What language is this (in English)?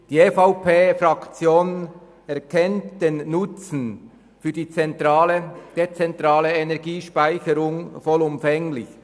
Swiss German